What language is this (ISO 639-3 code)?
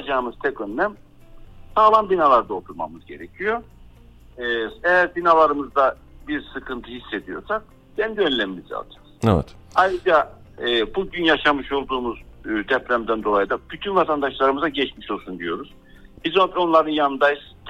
tur